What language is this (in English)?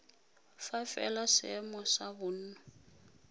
Tswana